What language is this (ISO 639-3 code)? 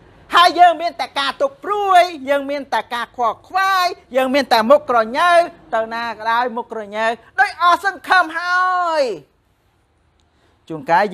tha